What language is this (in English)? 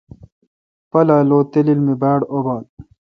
Kalkoti